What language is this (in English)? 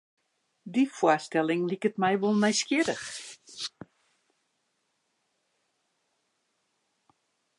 Western Frisian